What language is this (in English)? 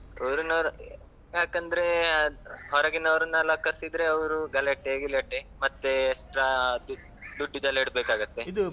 Kannada